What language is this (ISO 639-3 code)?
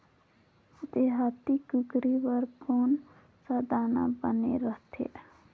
hne